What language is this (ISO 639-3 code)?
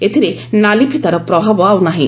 ori